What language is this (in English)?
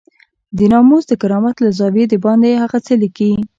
Pashto